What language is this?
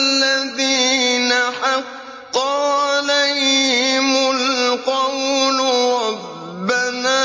Arabic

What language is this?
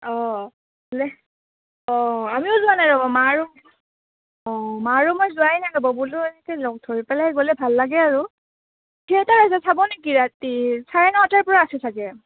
Assamese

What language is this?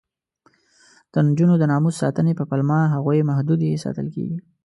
Pashto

